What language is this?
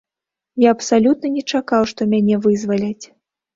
Belarusian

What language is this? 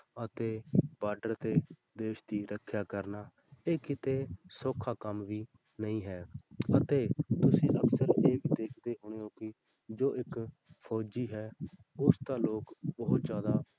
Punjabi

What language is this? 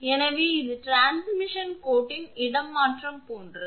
Tamil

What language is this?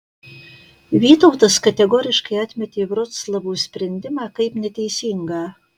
Lithuanian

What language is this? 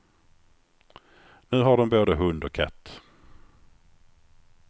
Swedish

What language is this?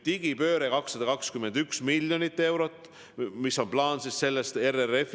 Estonian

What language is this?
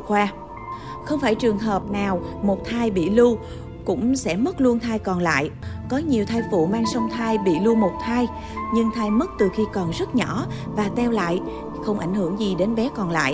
Vietnamese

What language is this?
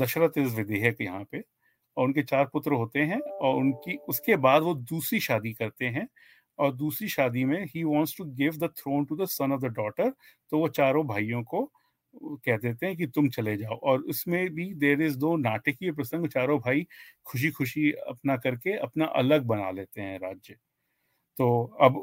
Hindi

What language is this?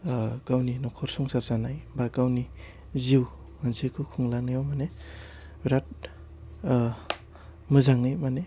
Bodo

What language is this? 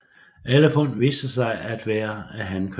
Danish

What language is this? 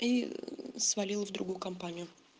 Russian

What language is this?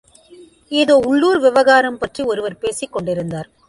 Tamil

